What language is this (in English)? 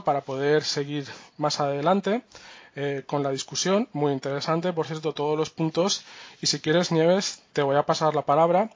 Spanish